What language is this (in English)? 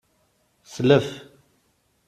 Kabyle